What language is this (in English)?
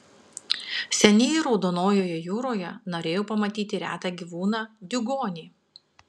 Lithuanian